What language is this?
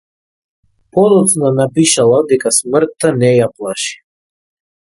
Macedonian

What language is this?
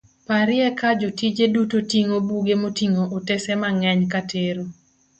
Luo (Kenya and Tanzania)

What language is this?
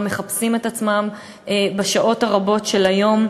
Hebrew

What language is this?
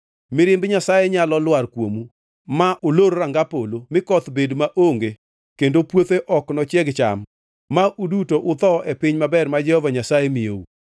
Luo (Kenya and Tanzania)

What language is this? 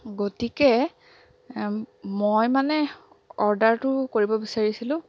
Assamese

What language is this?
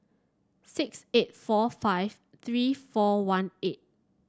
English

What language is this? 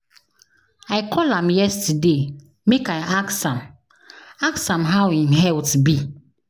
Nigerian Pidgin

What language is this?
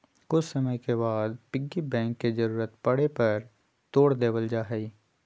Magahi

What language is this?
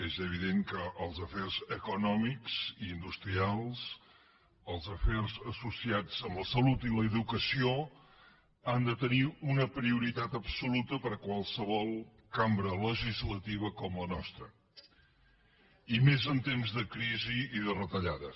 Catalan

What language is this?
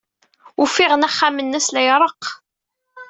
Kabyle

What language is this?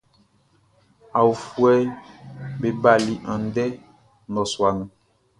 Baoulé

